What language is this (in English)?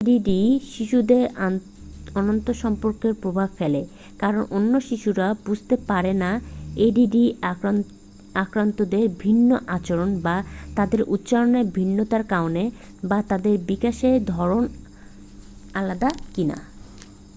Bangla